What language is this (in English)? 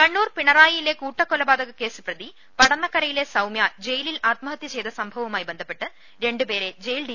Malayalam